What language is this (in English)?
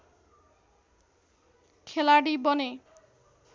Nepali